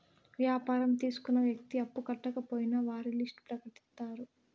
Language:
Telugu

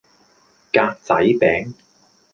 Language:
Cantonese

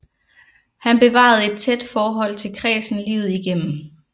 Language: Danish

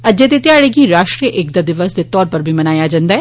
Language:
Dogri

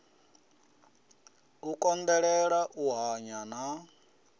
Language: Venda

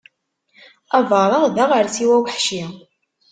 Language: Kabyle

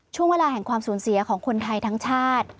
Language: Thai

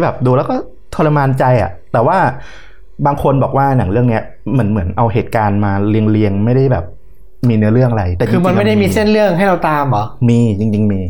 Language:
Thai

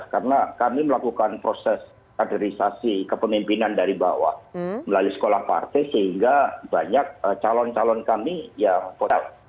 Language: Indonesian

